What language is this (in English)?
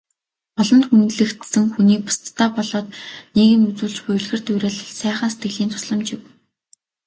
Mongolian